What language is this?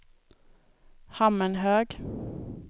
Swedish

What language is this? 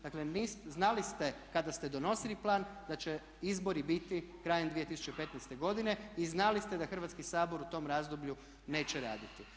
Croatian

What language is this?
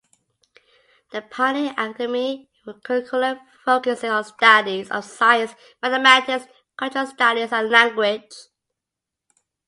English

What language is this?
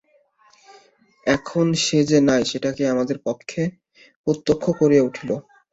Bangla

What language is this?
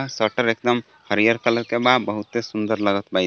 Bhojpuri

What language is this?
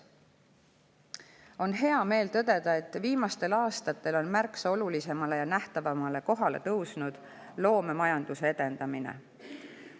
Estonian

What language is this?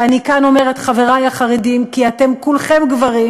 Hebrew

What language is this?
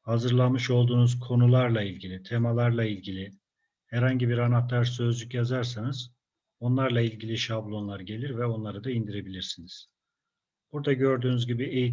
Turkish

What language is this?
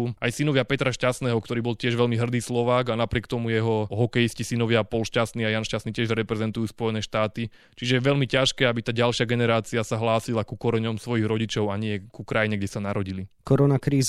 Slovak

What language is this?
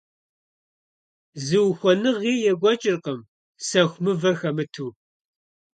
Kabardian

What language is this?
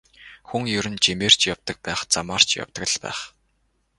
Mongolian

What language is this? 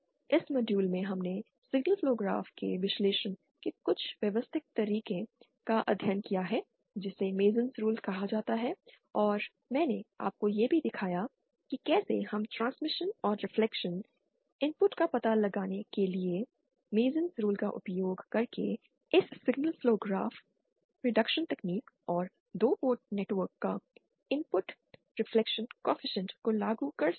Hindi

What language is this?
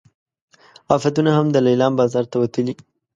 Pashto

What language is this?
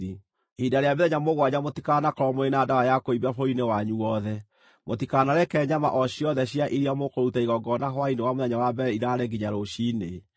Kikuyu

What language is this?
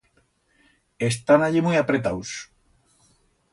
Aragonese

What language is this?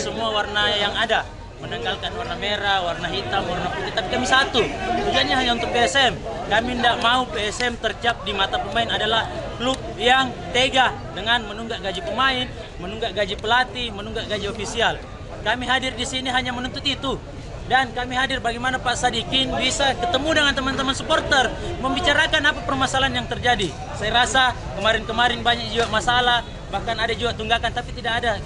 Indonesian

